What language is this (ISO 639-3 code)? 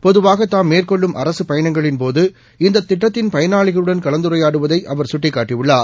tam